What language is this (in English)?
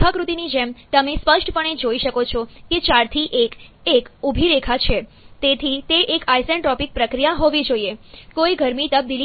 Gujarati